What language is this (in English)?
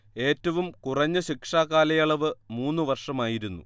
Malayalam